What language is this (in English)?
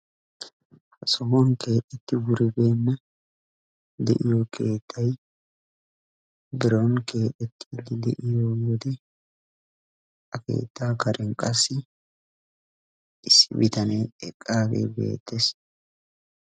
Wolaytta